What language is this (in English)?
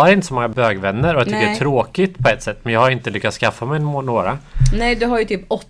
Swedish